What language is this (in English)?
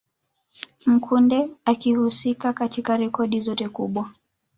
Swahili